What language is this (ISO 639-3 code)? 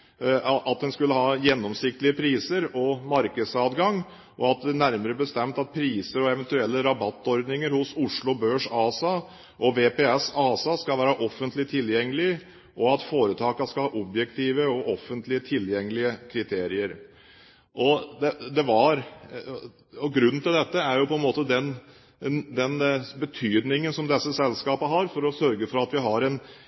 nob